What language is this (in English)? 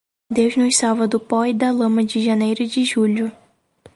Portuguese